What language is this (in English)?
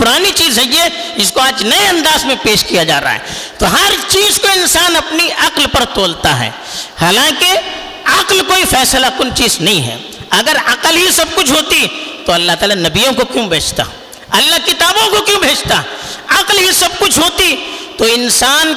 Urdu